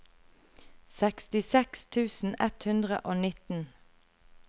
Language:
Norwegian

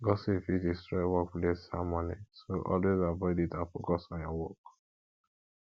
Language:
Nigerian Pidgin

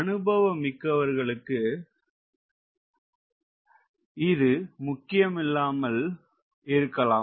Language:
Tamil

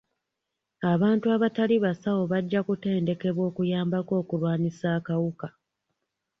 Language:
Ganda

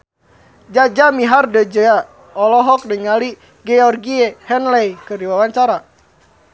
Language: Sundanese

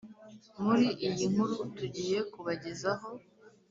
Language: Kinyarwanda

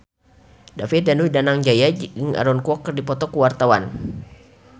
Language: Sundanese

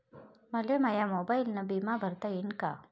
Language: Marathi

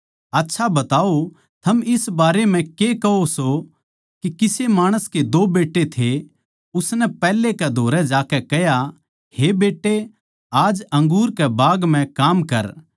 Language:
Haryanvi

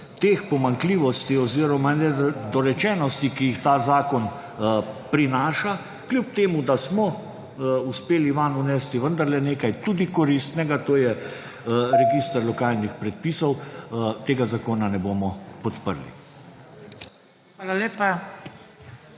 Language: Slovenian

